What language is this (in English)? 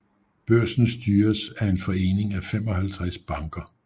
Danish